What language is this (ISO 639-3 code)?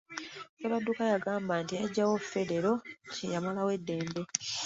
lug